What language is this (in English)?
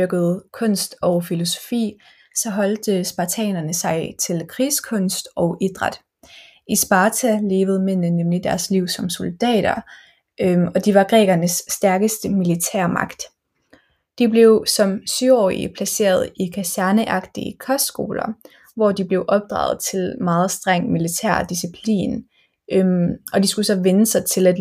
Danish